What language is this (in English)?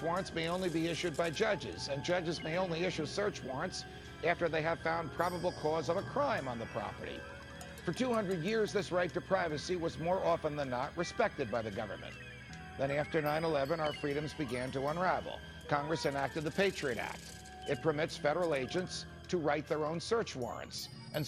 English